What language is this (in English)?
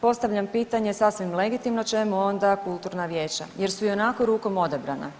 Croatian